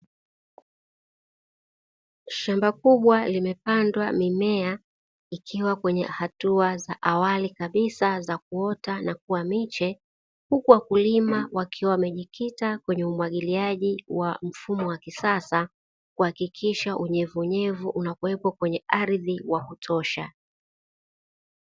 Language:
Swahili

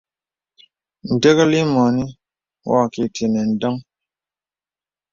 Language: Bebele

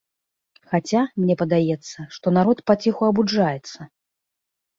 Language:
Belarusian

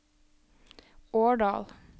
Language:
Norwegian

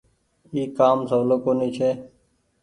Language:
Goaria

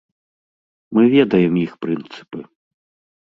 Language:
Belarusian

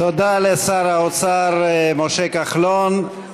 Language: Hebrew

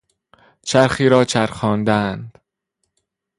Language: Persian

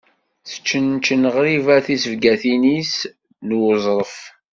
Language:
Kabyle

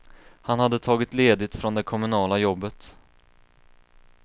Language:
Swedish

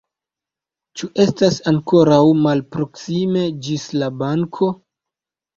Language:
Esperanto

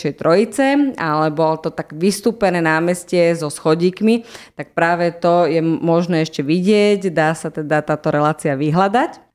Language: Slovak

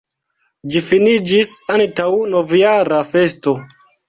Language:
Esperanto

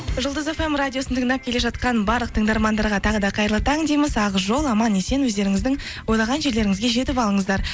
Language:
Kazakh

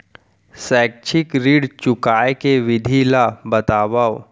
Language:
Chhattisgarhi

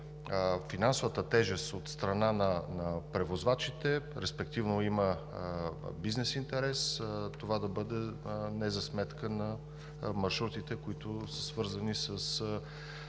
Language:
Bulgarian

